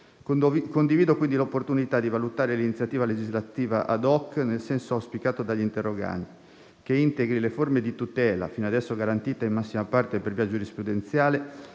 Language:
Italian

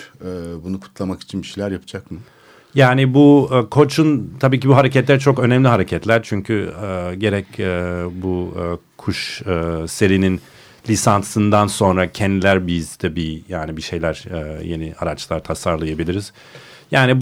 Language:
Turkish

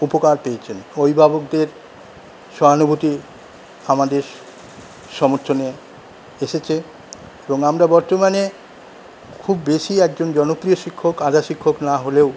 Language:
Bangla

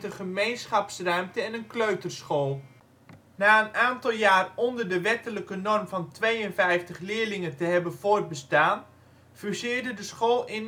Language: Dutch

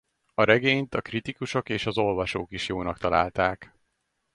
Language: Hungarian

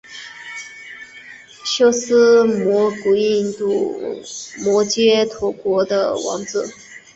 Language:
Chinese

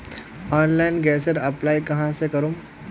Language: Magahi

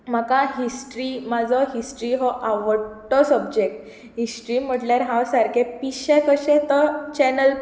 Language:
Konkani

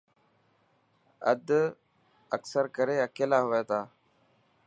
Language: Dhatki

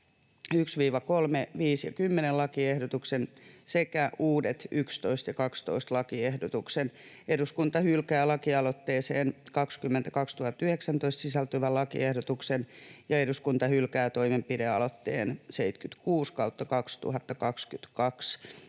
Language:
Finnish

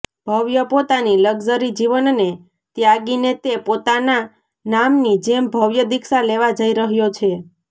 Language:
Gujarati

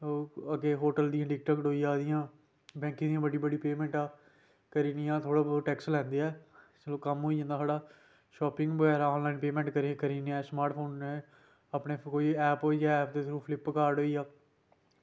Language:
Dogri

